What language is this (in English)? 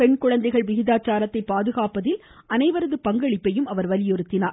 Tamil